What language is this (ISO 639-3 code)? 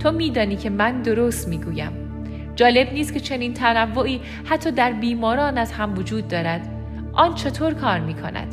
fas